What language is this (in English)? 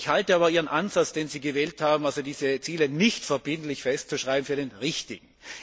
German